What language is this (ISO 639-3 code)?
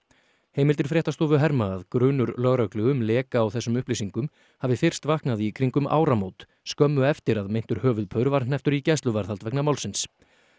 isl